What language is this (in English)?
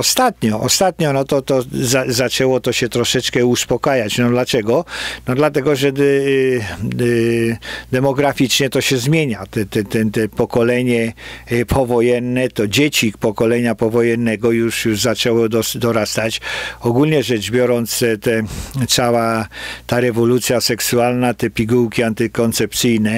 Polish